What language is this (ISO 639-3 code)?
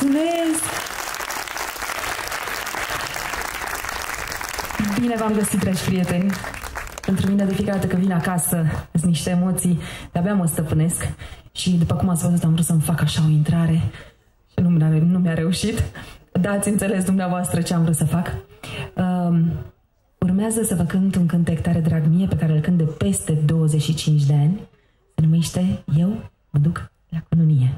ron